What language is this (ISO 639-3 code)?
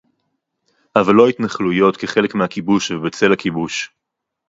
heb